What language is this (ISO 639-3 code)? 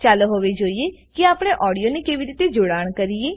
guj